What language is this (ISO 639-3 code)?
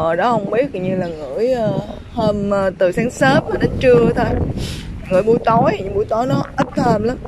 vie